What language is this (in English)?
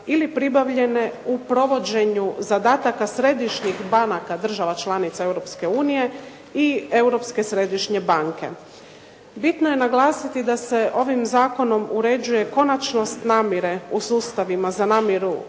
Croatian